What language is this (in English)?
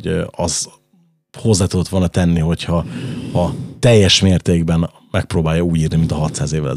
Hungarian